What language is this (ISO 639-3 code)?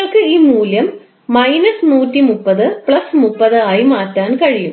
mal